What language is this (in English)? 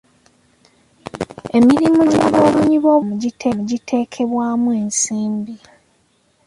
Ganda